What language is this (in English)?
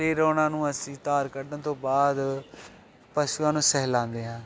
Punjabi